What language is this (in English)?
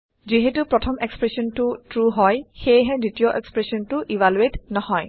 Assamese